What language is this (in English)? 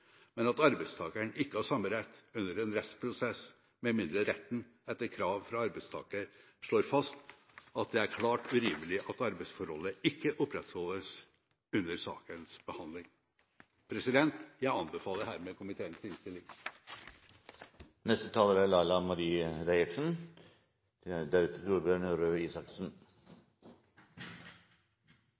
Norwegian